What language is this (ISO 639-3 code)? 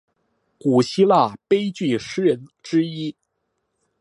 zho